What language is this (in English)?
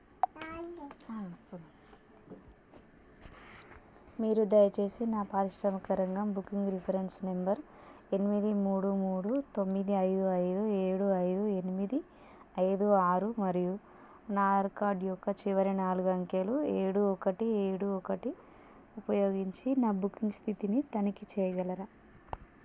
Telugu